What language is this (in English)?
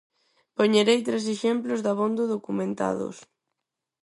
Galician